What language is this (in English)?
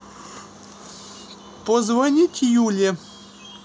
Russian